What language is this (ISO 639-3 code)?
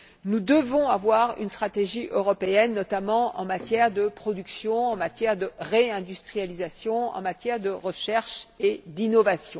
fra